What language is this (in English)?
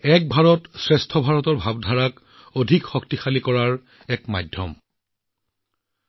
Assamese